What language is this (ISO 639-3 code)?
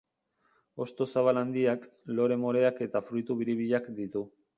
eus